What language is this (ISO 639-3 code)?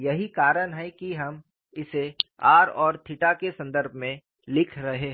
hin